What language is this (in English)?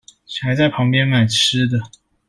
Chinese